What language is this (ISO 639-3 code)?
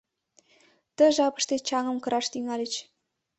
chm